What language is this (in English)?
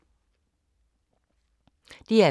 Danish